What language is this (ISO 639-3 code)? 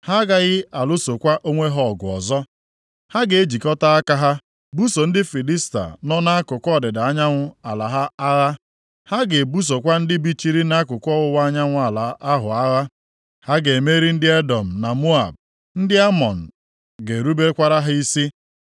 ibo